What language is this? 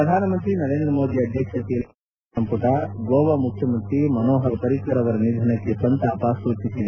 Kannada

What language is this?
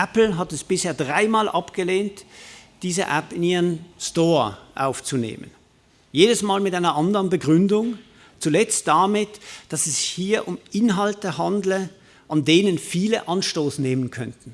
German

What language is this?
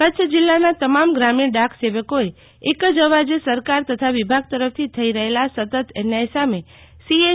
Gujarati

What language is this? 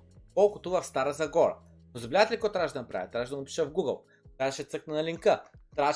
Bulgarian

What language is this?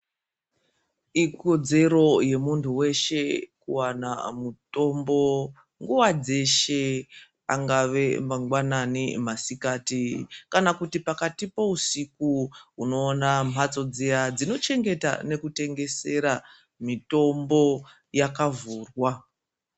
Ndau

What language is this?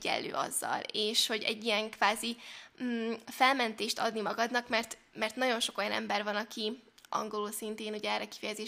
Hungarian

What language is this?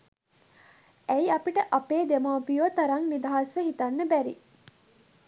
Sinhala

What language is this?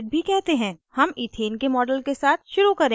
Hindi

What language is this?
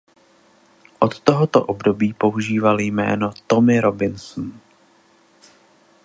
Czech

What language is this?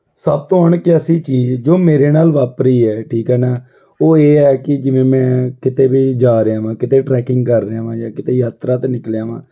Punjabi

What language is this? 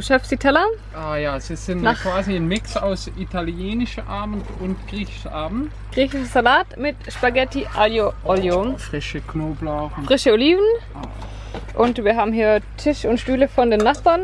German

